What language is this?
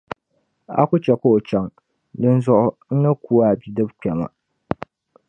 Dagbani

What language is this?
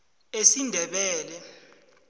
South Ndebele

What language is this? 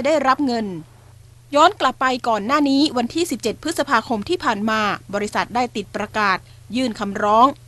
Thai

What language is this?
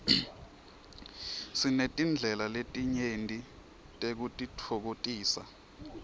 Swati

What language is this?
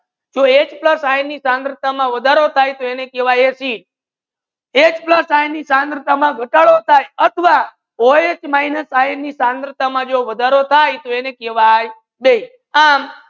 Gujarati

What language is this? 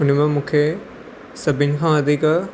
Sindhi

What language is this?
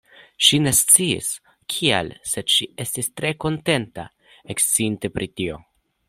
Esperanto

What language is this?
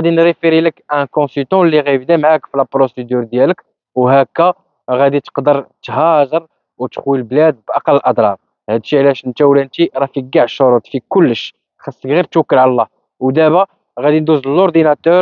Arabic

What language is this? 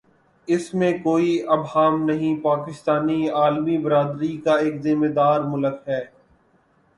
Urdu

